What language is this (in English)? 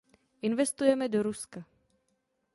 Czech